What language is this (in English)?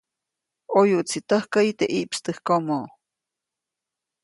Copainalá Zoque